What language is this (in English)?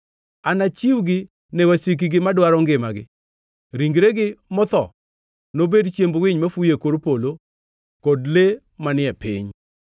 Luo (Kenya and Tanzania)